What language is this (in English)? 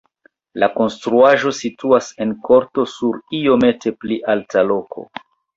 Esperanto